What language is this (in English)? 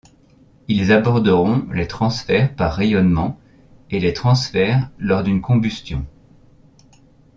French